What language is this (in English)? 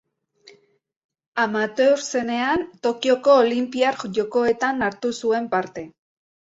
Basque